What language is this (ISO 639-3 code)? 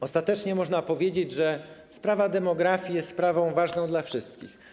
pol